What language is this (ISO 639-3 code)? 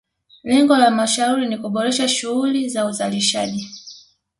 swa